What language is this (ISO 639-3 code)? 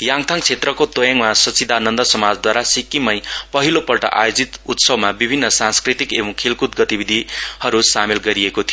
nep